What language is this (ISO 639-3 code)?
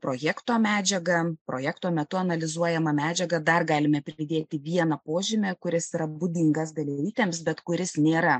lit